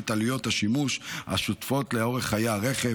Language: Hebrew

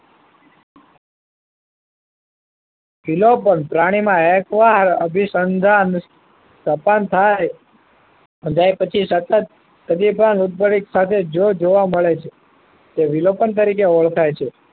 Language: Gujarati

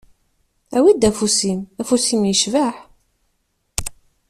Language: Kabyle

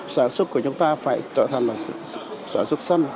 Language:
Vietnamese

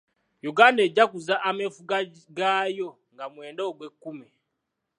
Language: Ganda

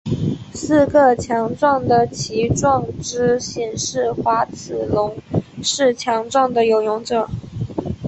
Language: Chinese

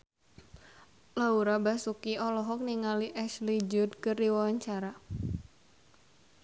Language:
Sundanese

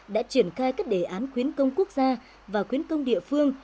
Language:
Vietnamese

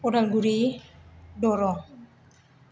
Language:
Bodo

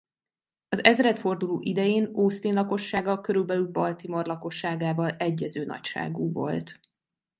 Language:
Hungarian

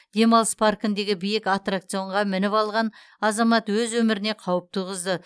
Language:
Kazakh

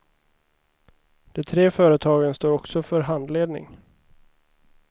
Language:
Swedish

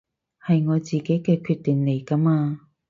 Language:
Cantonese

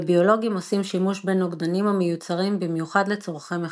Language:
Hebrew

